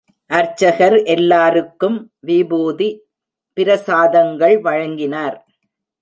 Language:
Tamil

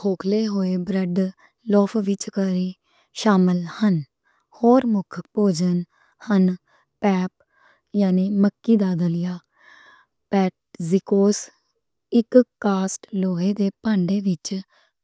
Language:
Western Panjabi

